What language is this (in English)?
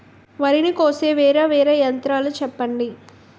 Telugu